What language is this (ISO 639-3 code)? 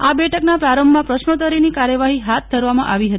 guj